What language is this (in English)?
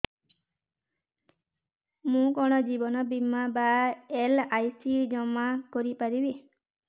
Odia